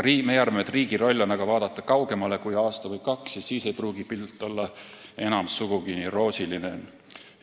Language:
Estonian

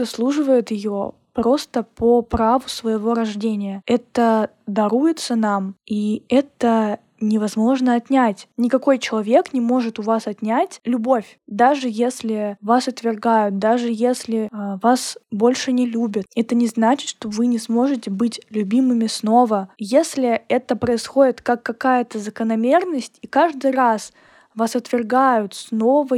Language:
Russian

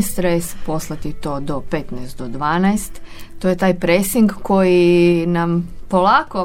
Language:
Croatian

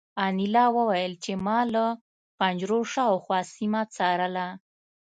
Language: Pashto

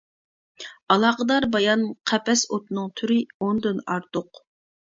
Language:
Uyghur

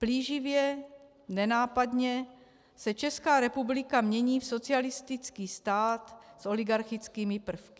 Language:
Czech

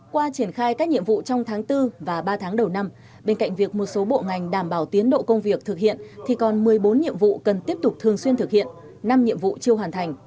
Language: Vietnamese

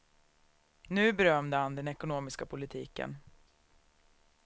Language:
Swedish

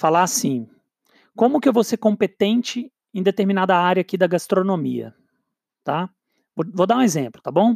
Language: Portuguese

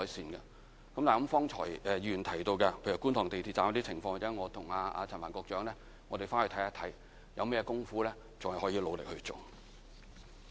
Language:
Cantonese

